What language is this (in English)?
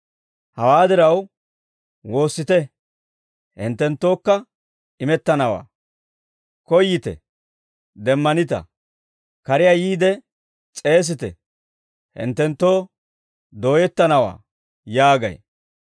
Dawro